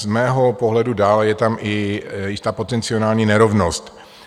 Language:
Czech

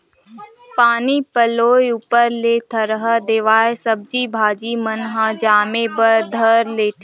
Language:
Chhattisgarhi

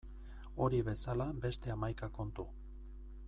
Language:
Basque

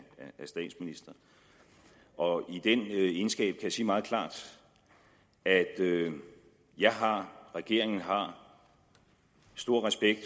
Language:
Danish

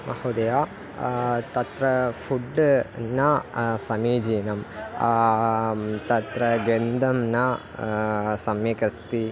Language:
Sanskrit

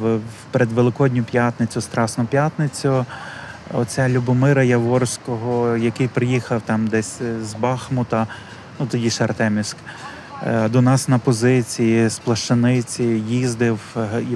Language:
Ukrainian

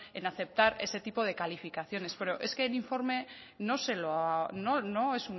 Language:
Spanish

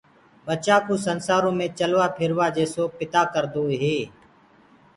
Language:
Gurgula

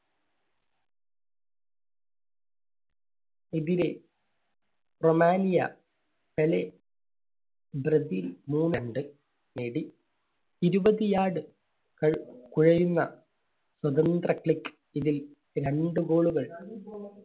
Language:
Malayalam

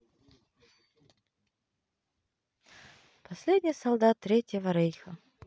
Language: Russian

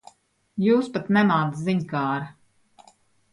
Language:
Latvian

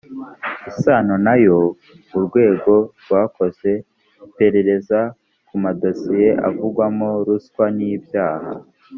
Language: Kinyarwanda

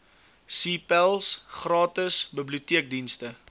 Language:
Afrikaans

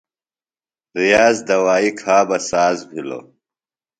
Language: Phalura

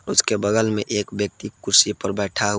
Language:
Hindi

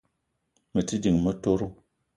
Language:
Eton (Cameroon)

